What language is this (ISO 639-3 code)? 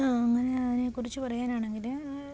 mal